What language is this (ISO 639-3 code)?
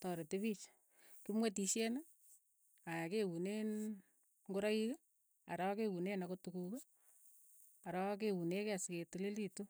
eyo